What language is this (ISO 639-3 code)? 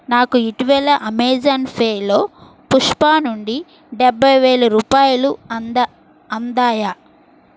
tel